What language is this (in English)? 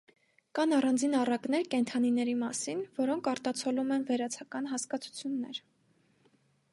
Armenian